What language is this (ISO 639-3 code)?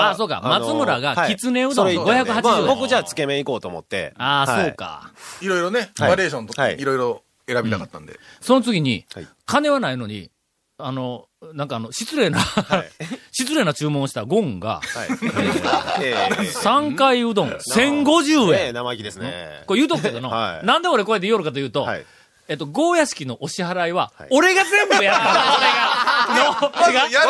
jpn